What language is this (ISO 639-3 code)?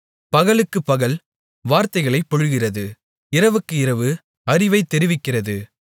tam